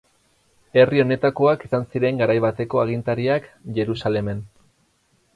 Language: Basque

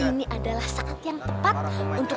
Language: Indonesian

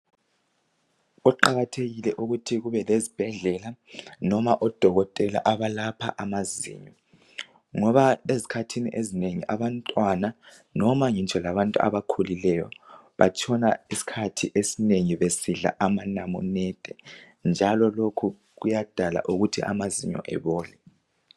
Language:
North Ndebele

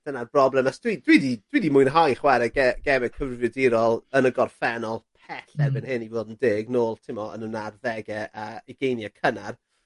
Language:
Welsh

